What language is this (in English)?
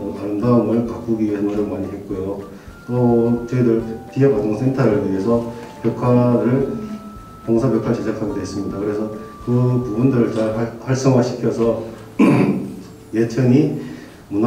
Korean